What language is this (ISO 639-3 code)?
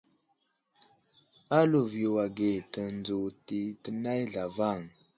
udl